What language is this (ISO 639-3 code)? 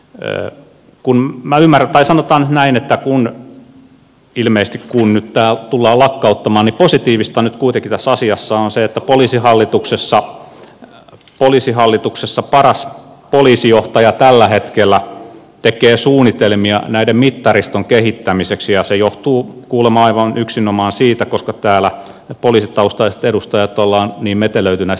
fin